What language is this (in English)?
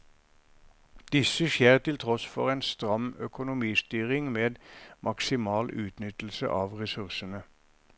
Norwegian